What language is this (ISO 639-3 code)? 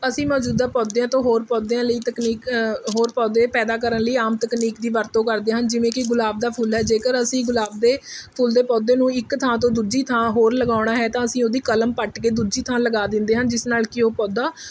pan